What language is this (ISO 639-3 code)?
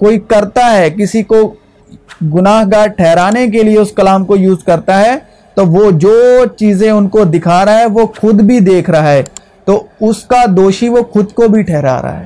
urd